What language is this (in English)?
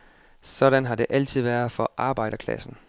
Danish